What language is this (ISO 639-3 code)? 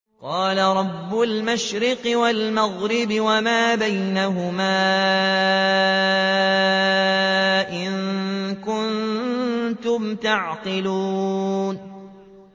ara